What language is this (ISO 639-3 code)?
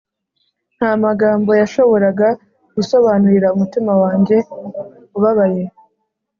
kin